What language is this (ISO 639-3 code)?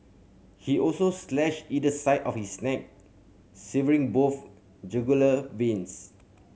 eng